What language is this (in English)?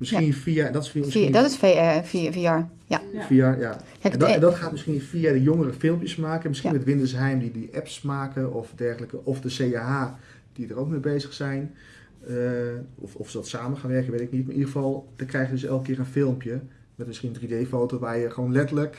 Dutch